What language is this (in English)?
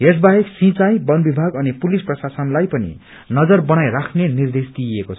Nepali